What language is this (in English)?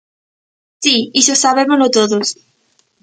Galician